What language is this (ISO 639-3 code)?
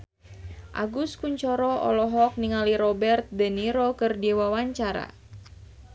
sun